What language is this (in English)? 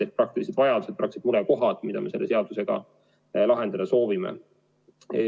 Estonian